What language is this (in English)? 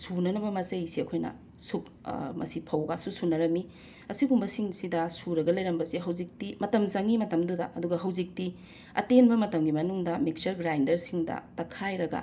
Manipuri